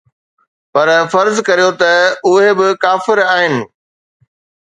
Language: Sindhi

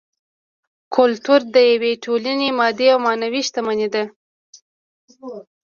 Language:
Pashto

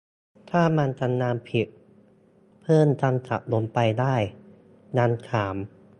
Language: Thai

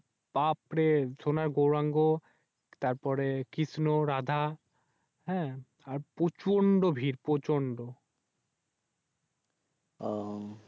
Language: Bangla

